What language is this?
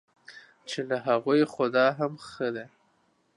Pashto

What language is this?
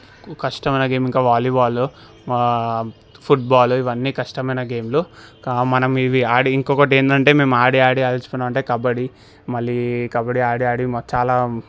Telugu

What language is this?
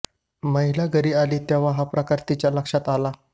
Marathi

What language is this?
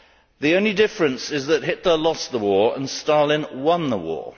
English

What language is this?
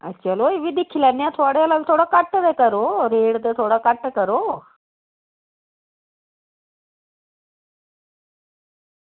Dogri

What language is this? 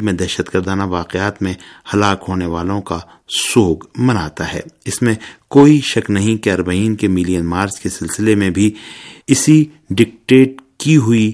Urdu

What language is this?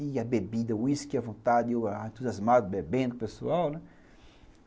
Portuguese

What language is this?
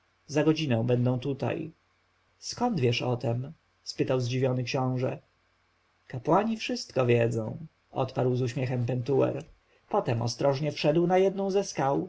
Polish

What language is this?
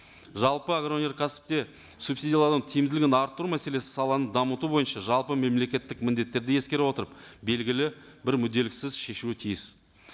Kazakh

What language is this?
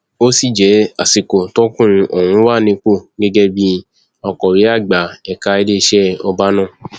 Yoruba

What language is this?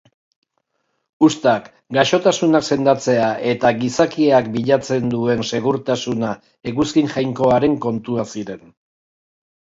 Basque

